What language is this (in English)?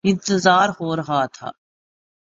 Urdu